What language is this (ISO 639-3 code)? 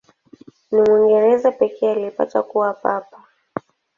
swa